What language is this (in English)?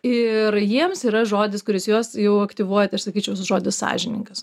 Lithuanian